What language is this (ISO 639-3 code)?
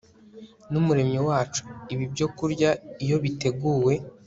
kin